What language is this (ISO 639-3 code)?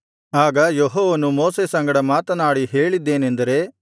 kan